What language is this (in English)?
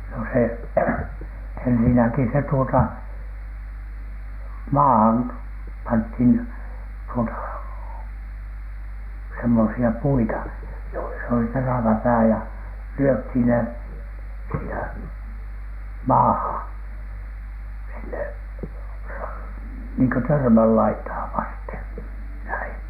Finnish